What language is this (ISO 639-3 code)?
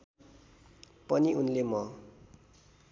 nep